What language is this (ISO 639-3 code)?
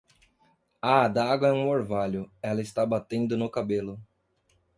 por